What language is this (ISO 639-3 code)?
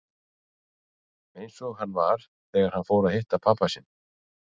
isl